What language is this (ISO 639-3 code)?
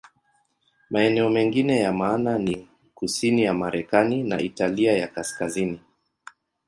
swa